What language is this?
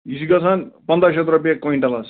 Kashmiri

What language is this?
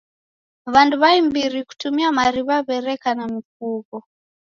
Taita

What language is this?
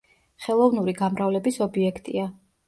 Georgian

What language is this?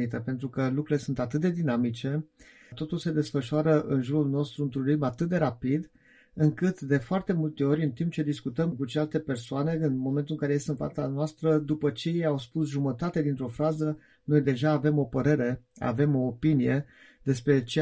Romanian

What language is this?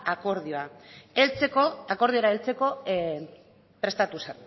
Basque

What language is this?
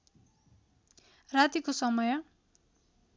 Nepali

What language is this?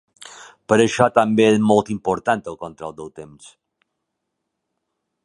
Catalan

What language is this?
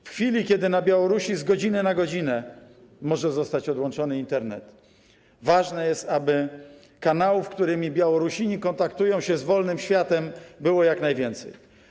Polish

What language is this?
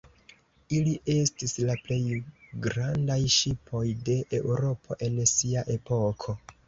Esperanto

